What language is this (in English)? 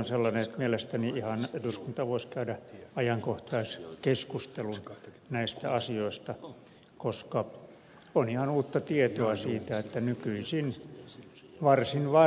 Finnish